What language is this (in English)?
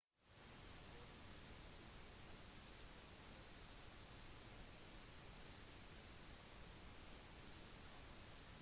Norwegian Bokmål